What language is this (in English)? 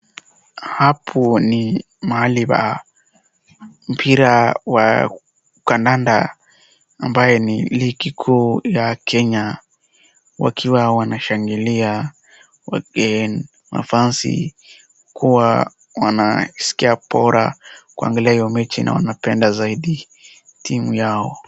Swahili